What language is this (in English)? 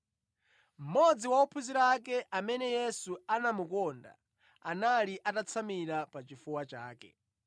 Nyanja